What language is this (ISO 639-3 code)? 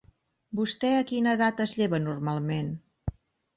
cat